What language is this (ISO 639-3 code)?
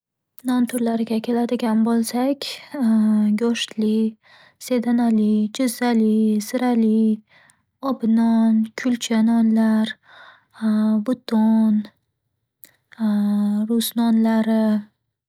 uzb